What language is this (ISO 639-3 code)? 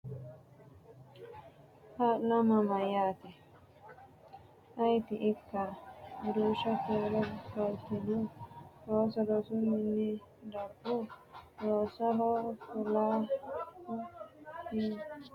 sid